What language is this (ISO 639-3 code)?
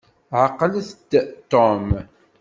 kab